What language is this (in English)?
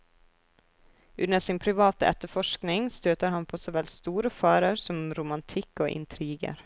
Norwegian